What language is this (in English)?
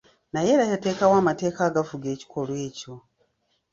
Ganda